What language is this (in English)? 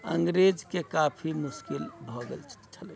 Maithili